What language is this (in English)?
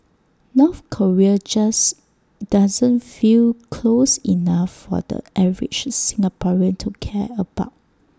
English